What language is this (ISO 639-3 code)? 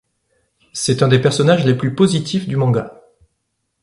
fra